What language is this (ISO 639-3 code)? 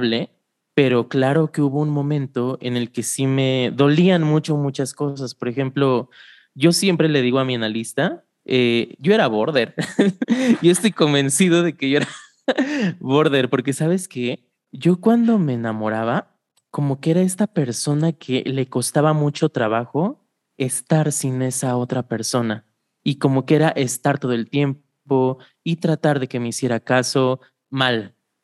spa